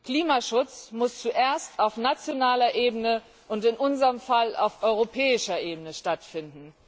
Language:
German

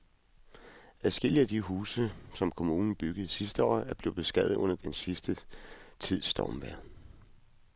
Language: Danish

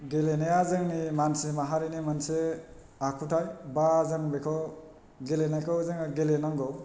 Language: Bodo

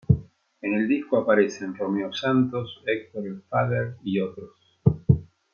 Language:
Spanish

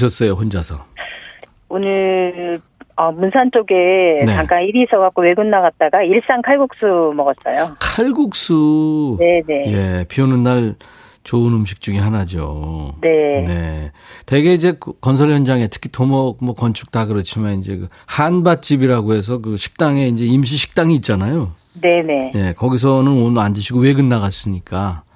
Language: Korean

